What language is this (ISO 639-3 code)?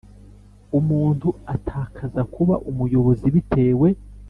kin